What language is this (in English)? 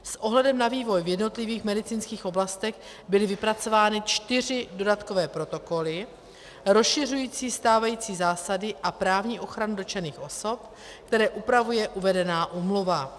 Czech